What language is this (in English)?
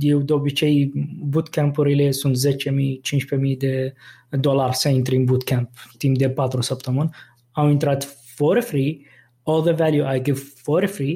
Romanian